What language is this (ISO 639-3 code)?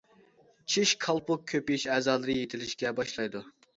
uig